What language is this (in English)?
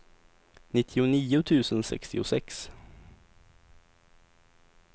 Swedish